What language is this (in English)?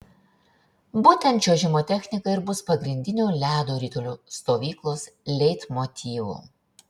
Lithuanian